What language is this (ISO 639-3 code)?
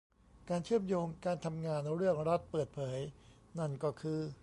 tha